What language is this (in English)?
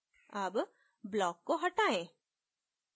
Hindi